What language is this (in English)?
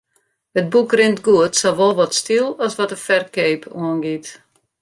Western Frisian